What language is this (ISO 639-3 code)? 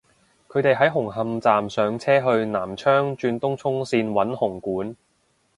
yue